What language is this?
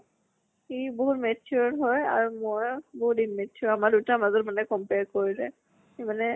Assamese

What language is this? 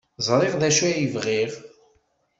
Kabyle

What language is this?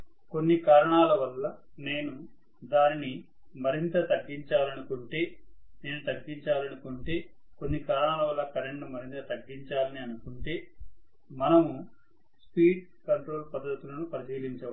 Telugu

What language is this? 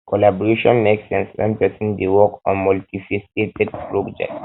Nigerian Pidgin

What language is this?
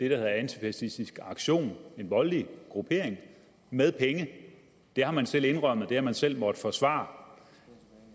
Danish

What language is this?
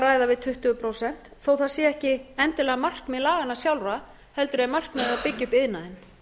Icelandic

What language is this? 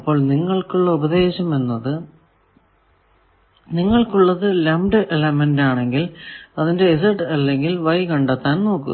Malayalam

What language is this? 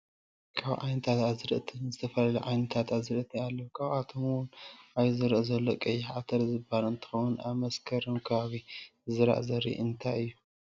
Tigrinya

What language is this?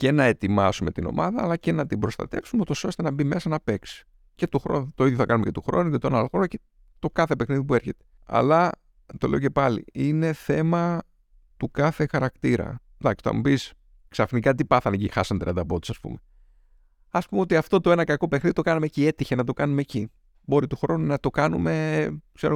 Greek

